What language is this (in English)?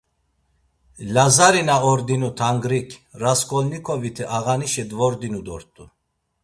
Laz